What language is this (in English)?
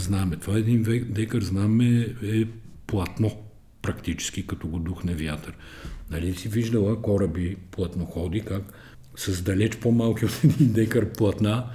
Bulgarian